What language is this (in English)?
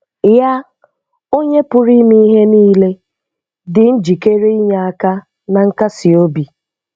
Igbo